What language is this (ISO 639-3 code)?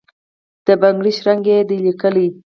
pus